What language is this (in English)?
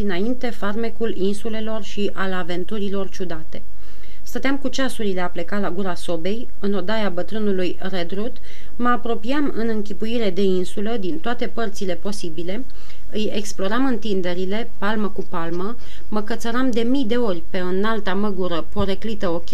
Romanian